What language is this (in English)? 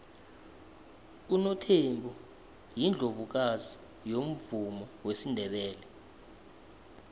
South Ndebele